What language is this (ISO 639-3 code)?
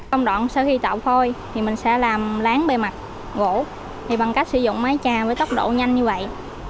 vie